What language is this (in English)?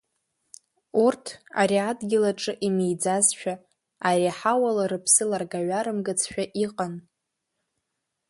Abkhazian